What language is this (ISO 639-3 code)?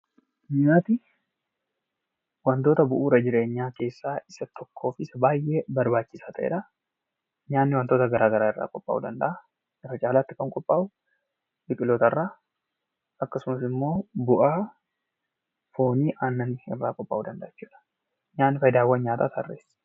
orm